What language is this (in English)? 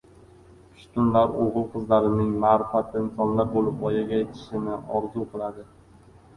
Uzbek